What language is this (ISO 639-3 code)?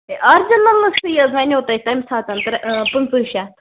kas